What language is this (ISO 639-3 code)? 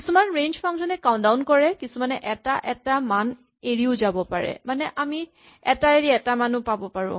asm